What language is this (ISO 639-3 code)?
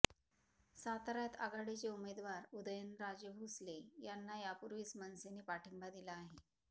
mar